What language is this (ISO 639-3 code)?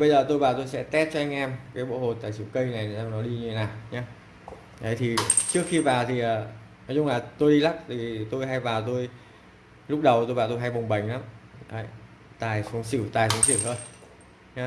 vie